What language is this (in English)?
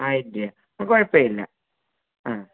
Malayalam